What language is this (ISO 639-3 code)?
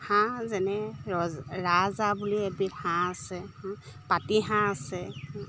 asm